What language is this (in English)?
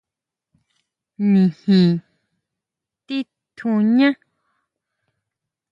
Huautla Mazatec